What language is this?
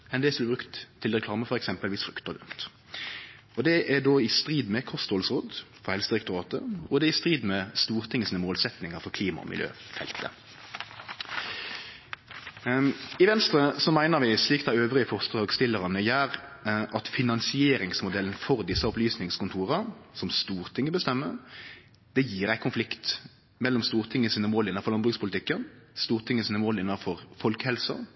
Norwegian Nynorsk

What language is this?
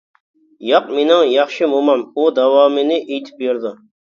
Uyghur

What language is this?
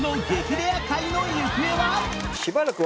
Japanese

